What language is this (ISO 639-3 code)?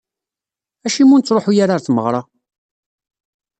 kab